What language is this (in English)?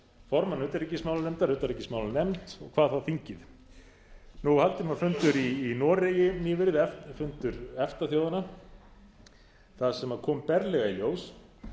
Icelandic